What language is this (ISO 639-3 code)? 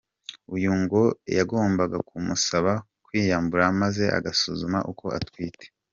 kin